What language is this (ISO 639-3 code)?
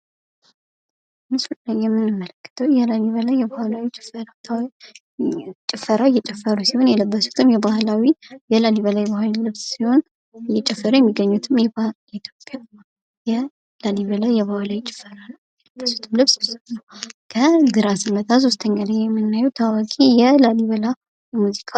amh